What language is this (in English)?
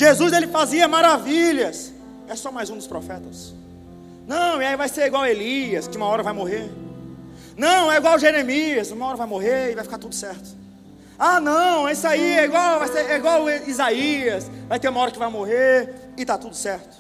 Portuguese